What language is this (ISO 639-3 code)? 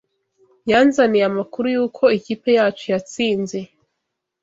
kin